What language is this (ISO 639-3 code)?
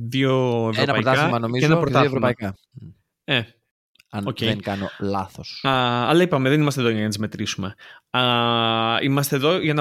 ell